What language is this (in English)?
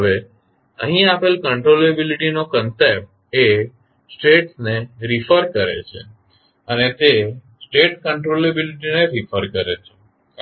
Gujarati